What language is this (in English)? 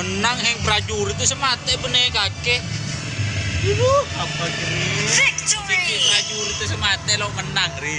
Indonesian